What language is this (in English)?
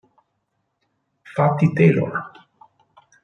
Italian